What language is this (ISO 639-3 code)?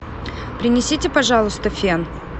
rus